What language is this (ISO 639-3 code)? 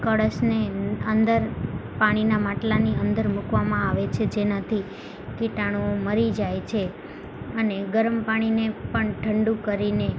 guj